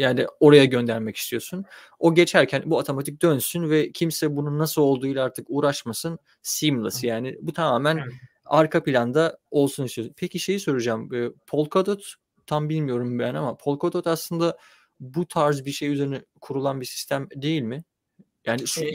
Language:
Turkish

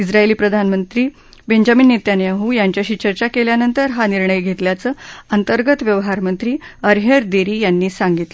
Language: Marathi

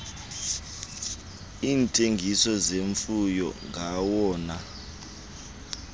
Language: Xhosa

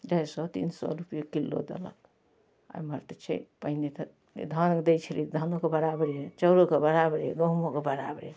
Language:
Maithili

